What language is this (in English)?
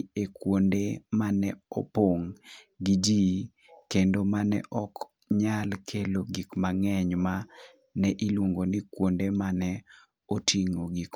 Luo (Kenya and Tanzania)